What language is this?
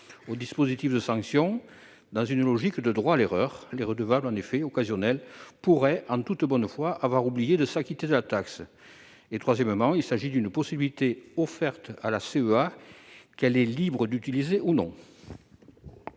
French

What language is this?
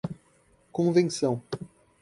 Portuguese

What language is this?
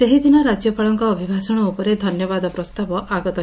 Odia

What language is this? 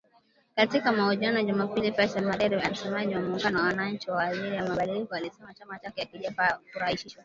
Swahili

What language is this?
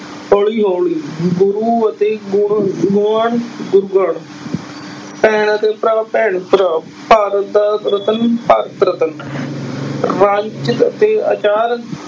Punjabi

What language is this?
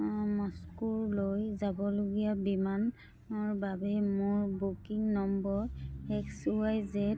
Assamese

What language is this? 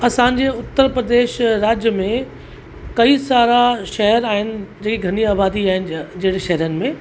Sindhi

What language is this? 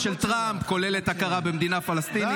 Hebrew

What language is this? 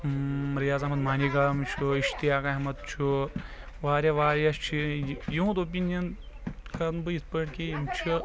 Kashmiri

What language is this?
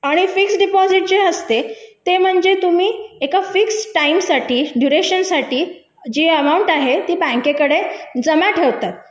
Marathi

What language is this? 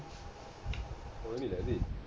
Punjabi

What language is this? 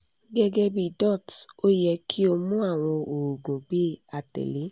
Yoruba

